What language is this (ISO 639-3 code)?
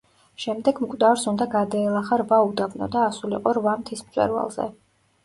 kat